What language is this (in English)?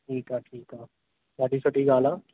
Sindhi